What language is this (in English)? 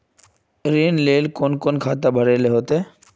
Magahi